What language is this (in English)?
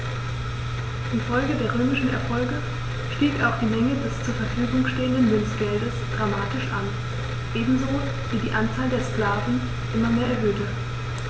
German